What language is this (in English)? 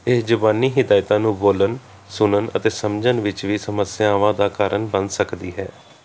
Punjabi